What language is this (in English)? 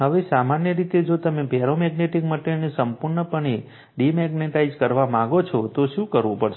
Gujarati